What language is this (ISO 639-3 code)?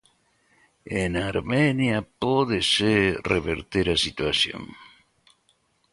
glg